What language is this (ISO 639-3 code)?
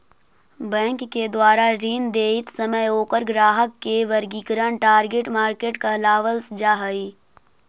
mag